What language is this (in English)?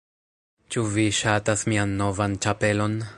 Esperanto